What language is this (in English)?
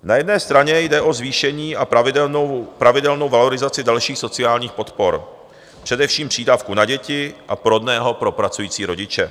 Czech